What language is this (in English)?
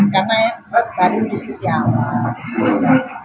Indonesian